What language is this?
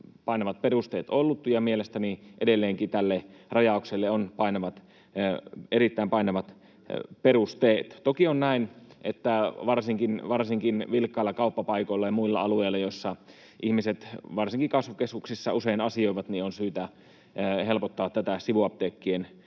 Finnish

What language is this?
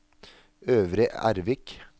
Norwegian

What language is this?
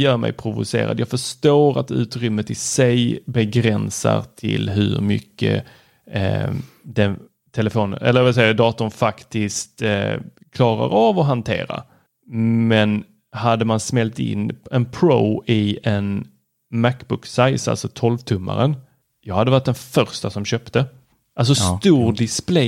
Swedish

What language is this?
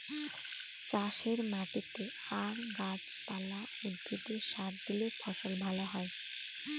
Bangla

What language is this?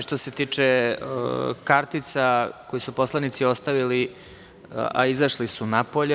Serbian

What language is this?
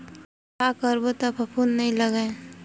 Chhattisgarhi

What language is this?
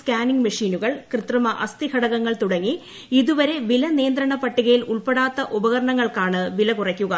Malayalam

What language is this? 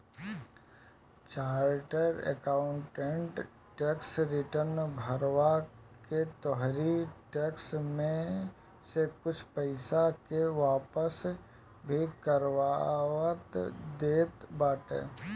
Bhojpuri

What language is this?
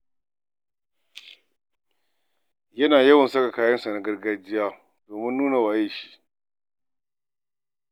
Hausa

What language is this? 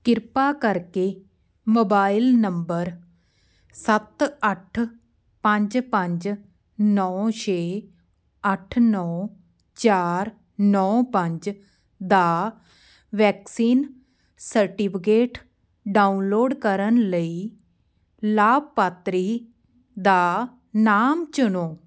Punjabi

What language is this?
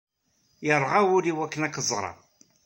Kabyle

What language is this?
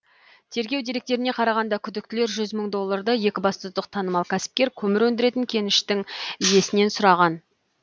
Kazakh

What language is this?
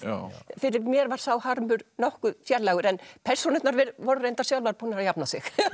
Icelandic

